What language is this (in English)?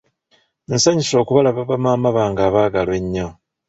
Ganda